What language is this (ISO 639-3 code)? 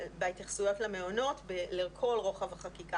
heb